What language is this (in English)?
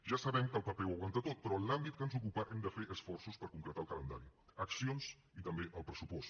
Catalan